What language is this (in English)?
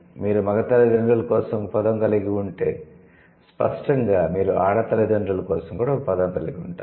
Telugu